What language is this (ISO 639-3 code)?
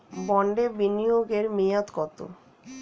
ben